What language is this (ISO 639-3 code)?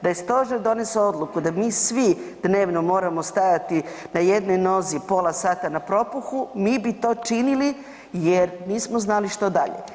hrv